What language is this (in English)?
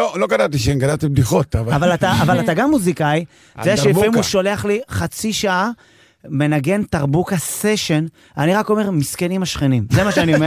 Hebrew